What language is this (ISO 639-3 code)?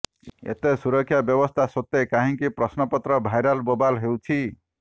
ori